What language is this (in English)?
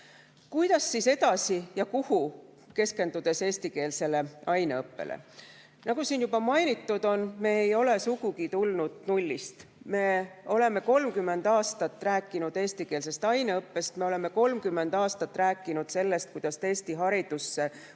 Estonian